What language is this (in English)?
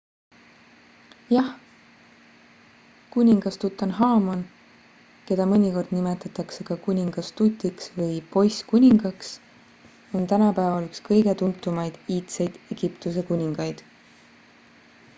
Estonian